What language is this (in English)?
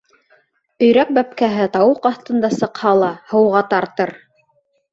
Bashkir